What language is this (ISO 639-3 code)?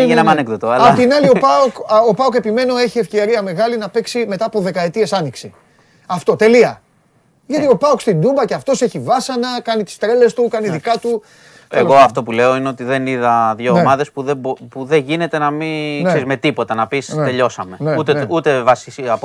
ell